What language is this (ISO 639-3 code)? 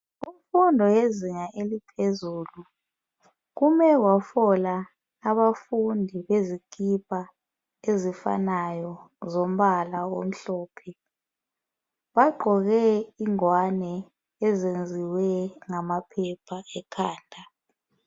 nde